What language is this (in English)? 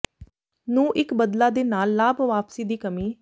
Punjabi